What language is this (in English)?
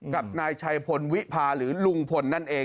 Thai